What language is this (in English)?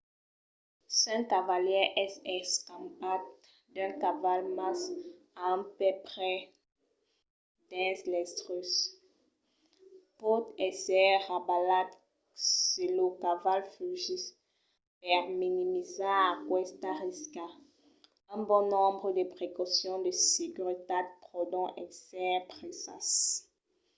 Occitan